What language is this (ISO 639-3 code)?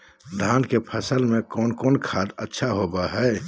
mag